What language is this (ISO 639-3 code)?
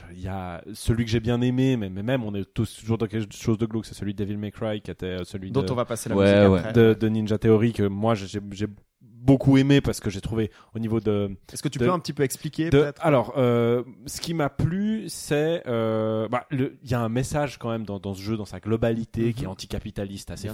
fra